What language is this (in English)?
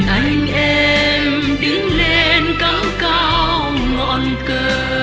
Vietnamese